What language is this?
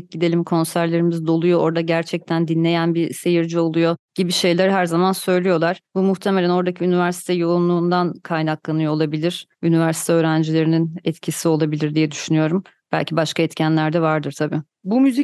Turkish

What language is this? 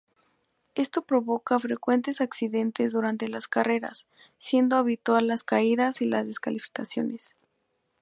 Spanish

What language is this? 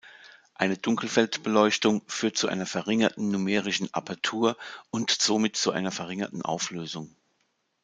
German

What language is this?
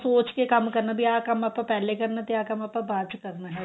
Punjabi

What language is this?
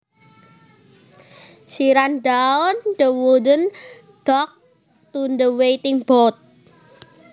Javanese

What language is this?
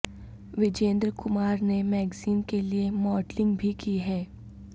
Urdu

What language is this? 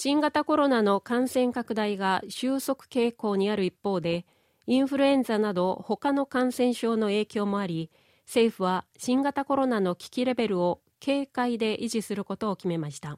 Japanese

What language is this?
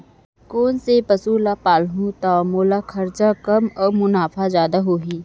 Chhattisgarhi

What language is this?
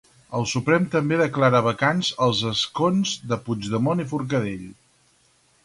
Catalan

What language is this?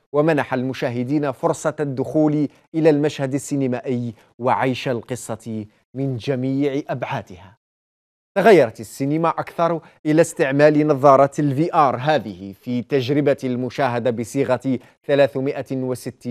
Arabic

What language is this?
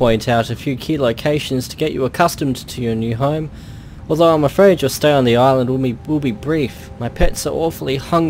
English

